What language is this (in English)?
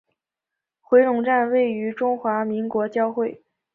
Chinese